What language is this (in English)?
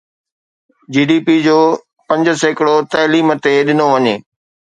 Sindhi